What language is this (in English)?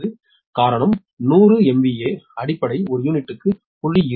Tamil